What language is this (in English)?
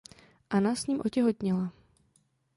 Czech